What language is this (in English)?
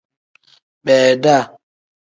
Tem